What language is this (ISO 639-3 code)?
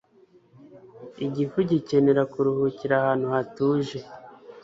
kin